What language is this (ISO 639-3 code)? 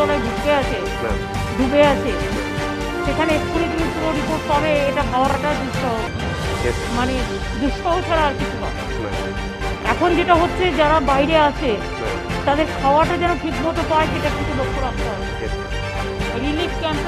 hin